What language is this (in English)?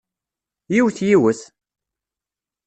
Kabyle